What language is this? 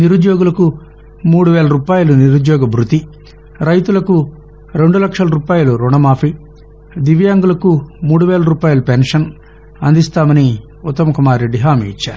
Telugu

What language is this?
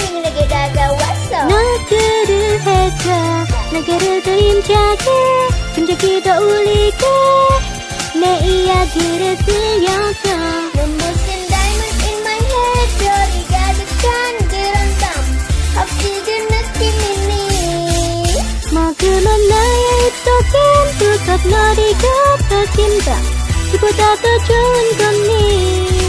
Dutch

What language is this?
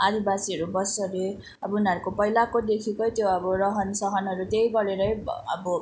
Nepali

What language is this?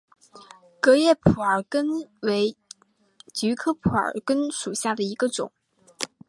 Chinese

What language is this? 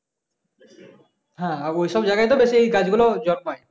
Bangla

